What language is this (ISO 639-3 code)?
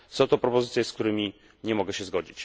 pol